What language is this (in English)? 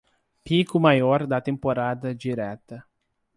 Portuguese